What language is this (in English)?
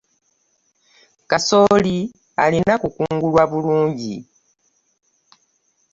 Ganda